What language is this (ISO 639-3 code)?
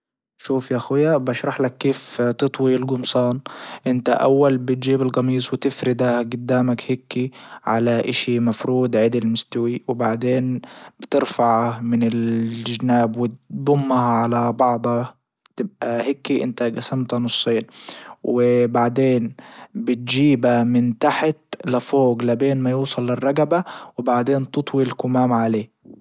ayl